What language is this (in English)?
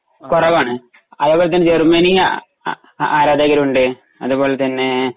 Malayalam